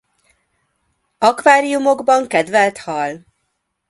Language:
Hungarian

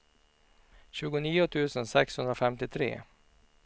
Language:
Swedish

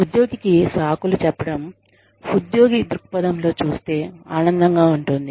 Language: Telugu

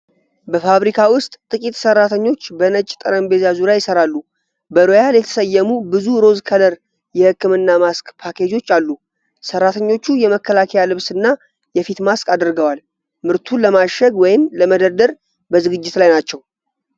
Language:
Amharic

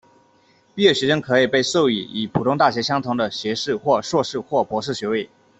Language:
Chinese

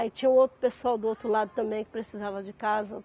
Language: Portuguese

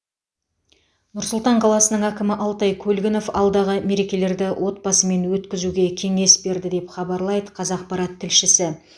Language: Kazakh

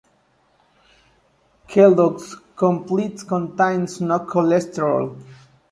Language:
English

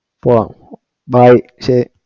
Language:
Malayalam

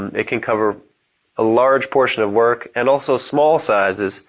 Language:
English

